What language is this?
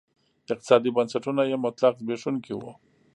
Pashto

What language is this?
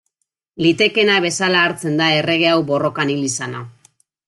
Basque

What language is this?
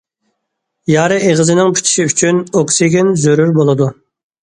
Uyghur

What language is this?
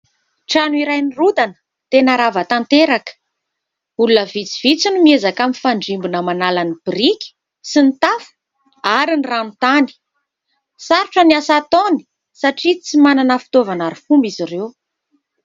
Malagasy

